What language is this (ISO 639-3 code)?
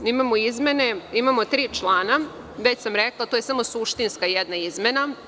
srp